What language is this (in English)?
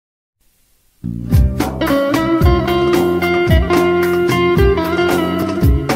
Turkish